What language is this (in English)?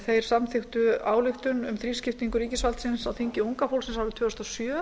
Icelandic